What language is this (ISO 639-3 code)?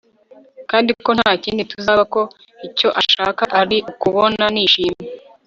kin